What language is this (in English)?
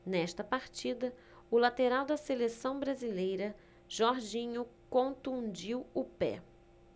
Portuguese